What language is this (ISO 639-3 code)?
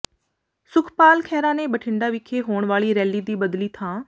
pan